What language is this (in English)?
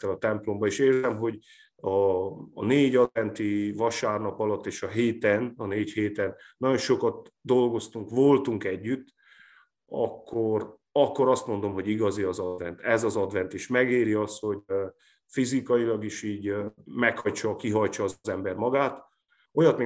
Hungarian